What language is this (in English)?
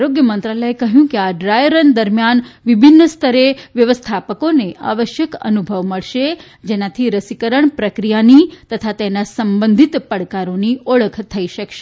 Gujarati